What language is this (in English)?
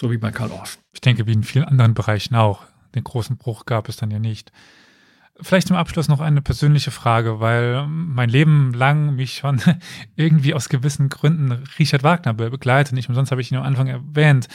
German